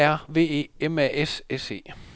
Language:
Danish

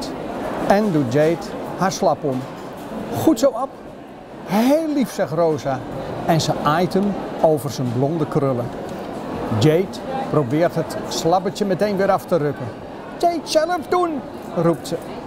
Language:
Dutch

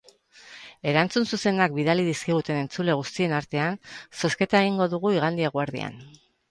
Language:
Basque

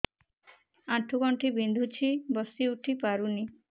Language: Odia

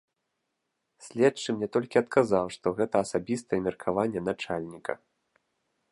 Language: Belarusian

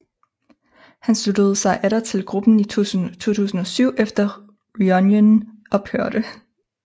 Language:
Danish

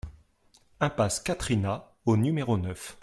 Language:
French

